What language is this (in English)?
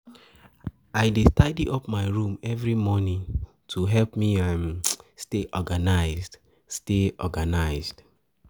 Nigerian Pidgin